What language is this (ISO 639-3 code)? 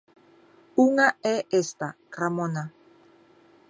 glg